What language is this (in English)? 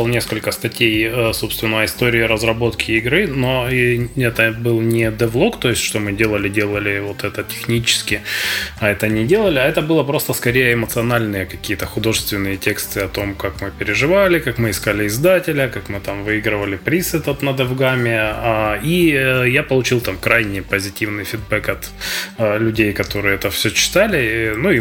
Russian